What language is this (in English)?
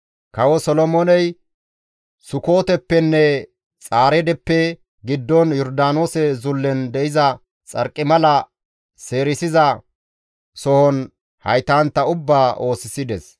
Gamo